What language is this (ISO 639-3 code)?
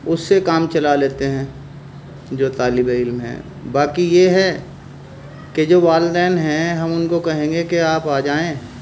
urd